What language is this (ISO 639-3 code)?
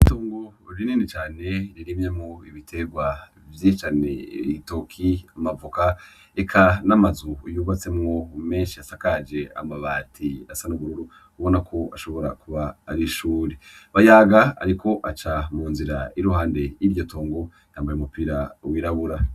run